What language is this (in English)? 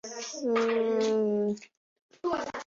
Chinese